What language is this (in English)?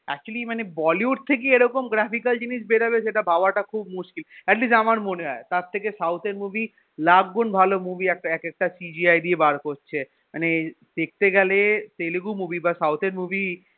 Bangla